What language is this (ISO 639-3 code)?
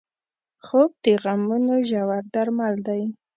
pus